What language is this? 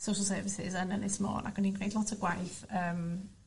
Welsh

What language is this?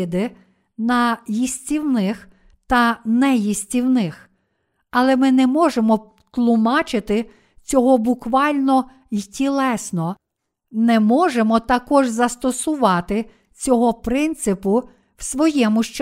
Ukrainian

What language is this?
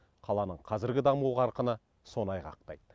Kazakh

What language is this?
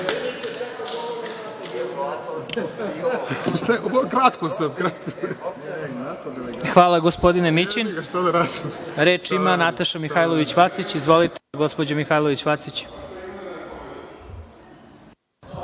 Serbian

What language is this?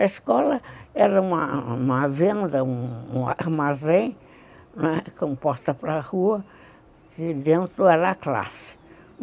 Portuguese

